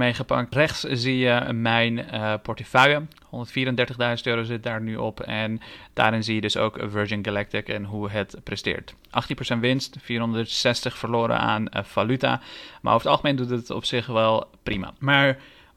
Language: Dutch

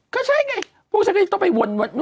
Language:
Thai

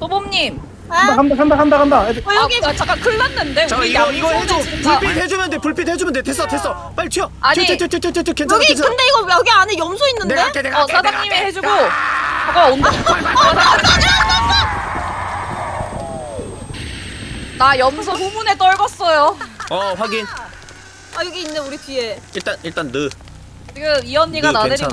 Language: Korean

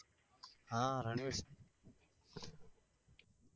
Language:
Gujarati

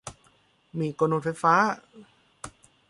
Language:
Thai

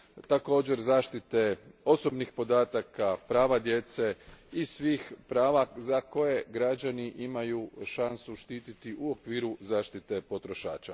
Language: Croatian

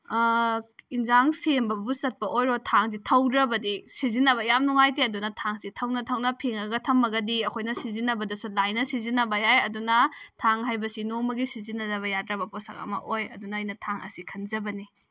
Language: Manipuri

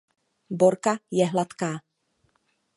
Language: Czech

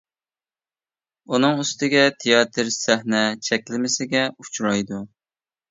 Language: Uyghur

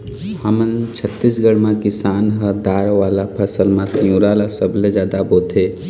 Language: Chhattisgarhi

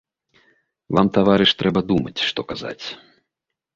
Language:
Belarusian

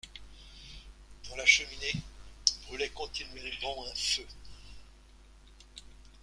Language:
French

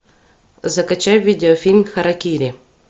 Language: Russian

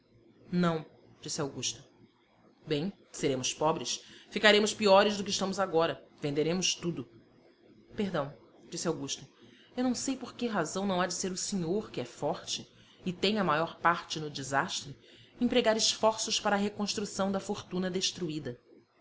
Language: Portuguese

